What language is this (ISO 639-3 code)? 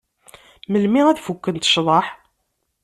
kab